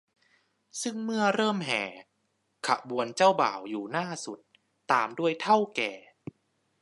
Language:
Thai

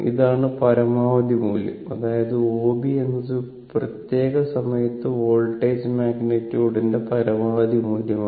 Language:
Malayalam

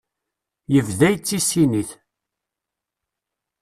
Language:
Kabyle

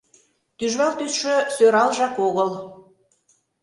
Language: Mari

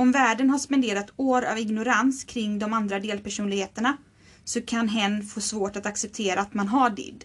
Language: Swedish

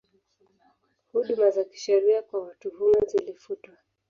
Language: Swahili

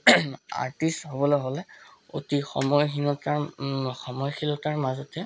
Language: Assamese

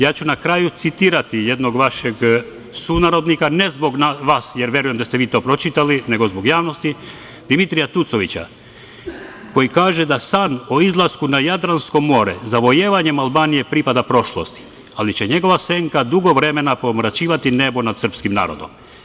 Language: Serbian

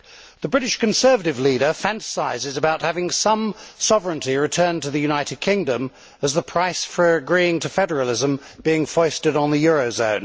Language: English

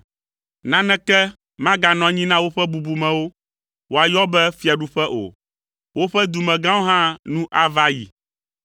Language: Ewe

